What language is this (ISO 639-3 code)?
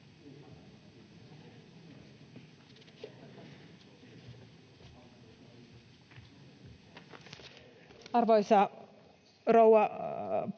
fin